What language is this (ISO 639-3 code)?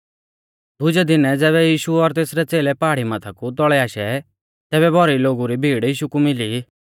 bfz